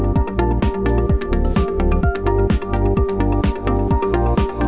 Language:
Indonesian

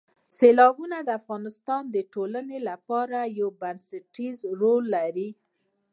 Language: Pashto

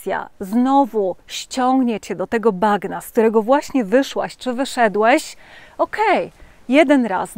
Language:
Polish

